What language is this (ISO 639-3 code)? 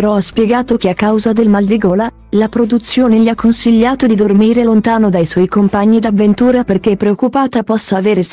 ita